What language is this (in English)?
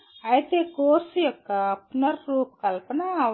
Telugu